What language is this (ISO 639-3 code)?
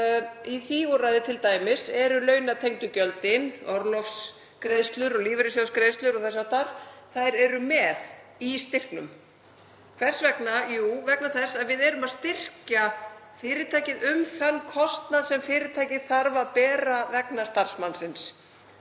isl